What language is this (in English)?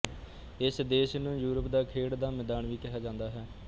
Punjabi